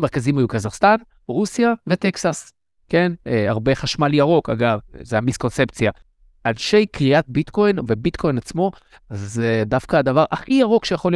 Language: Hebrew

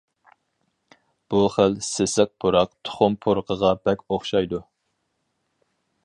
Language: Uyghur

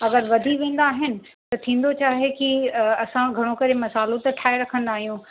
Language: Sindhi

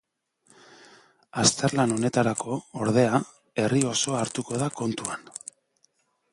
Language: Basque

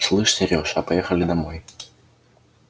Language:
Russian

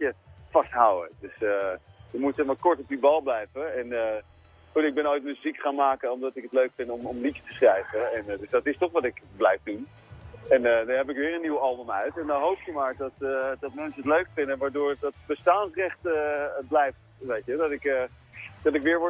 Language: Dutch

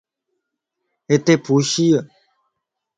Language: Lasi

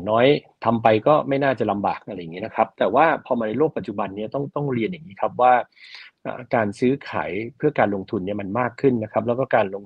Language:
Thai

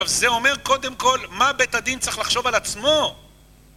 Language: Hebrew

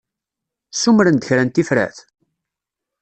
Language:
Kabyle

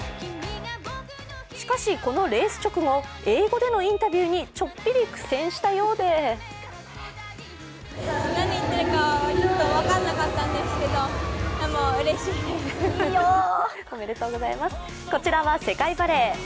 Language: Japanese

